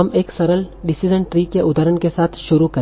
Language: Hindi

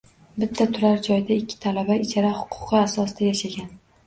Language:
Uzbek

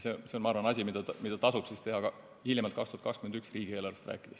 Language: Estonian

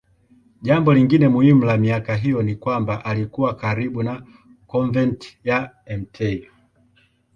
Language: Swahili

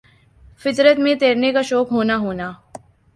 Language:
Urdu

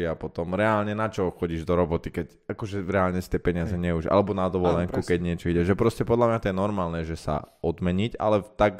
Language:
Slovak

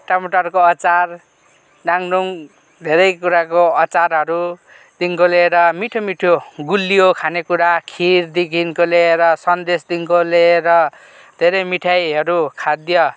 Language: Nepali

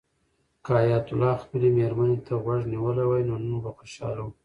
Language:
Pashto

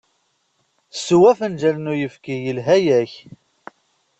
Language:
Kabyle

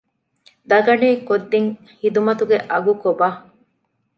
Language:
Divehi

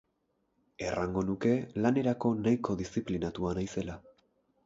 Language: Basque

